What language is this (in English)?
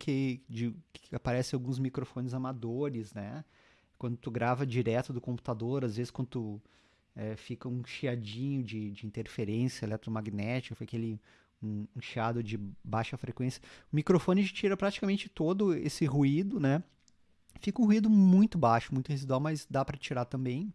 Portuguese